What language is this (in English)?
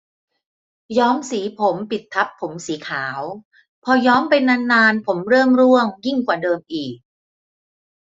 Thai